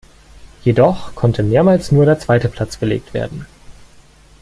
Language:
German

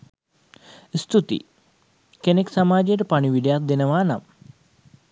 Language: Sinhala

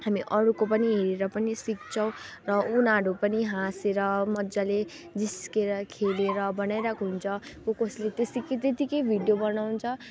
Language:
Nepali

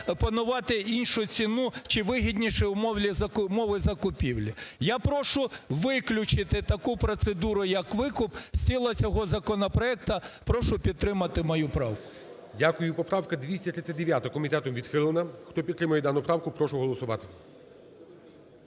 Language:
Ukrainian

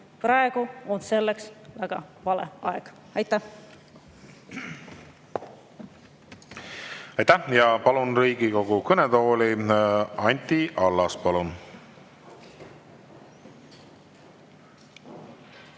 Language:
Estonian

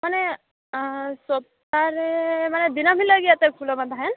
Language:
Santali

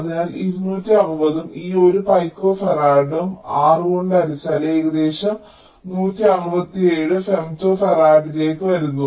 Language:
Malayalam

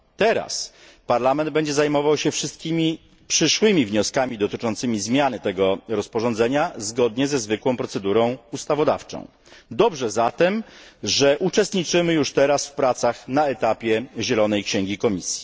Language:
Polish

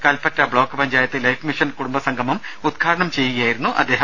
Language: Malayalam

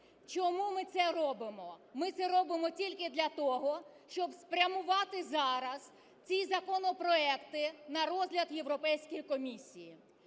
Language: Ukrainian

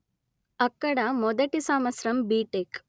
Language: Telugu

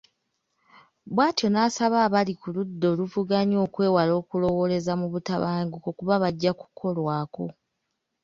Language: Ganda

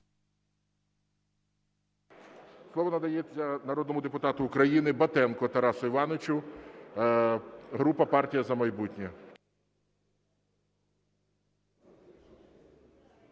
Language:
Ukrainian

